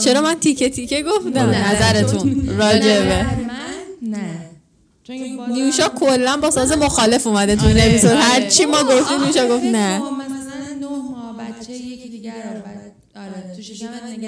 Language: Persian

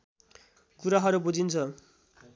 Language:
Nepali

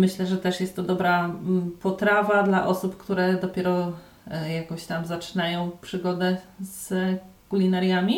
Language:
Polish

